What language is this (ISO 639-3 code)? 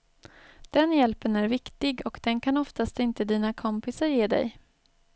swe